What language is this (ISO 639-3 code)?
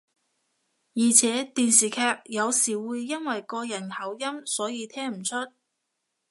yue